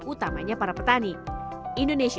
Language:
Indonesian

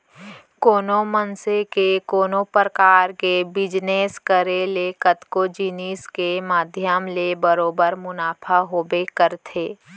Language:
Chhattisgarhi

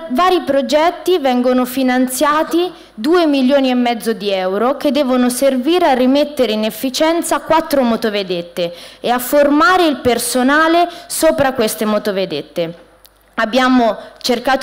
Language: Italian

